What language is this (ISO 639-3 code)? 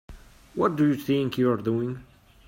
eng